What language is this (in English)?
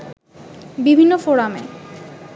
Bangla